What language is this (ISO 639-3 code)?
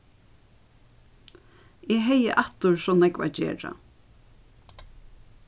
fao